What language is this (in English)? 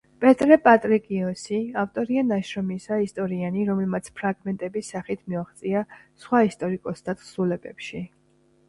Georgian